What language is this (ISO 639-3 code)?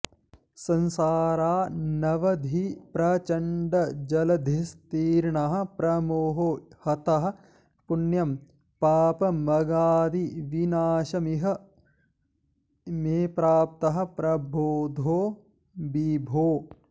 san